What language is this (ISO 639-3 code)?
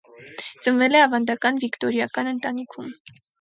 hye